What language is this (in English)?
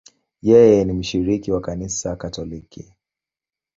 Swahili